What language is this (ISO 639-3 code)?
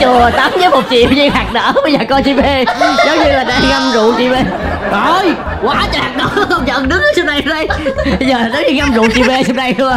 vie